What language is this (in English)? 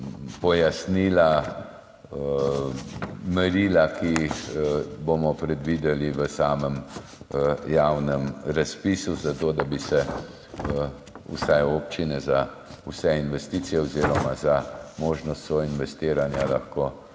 Slovenian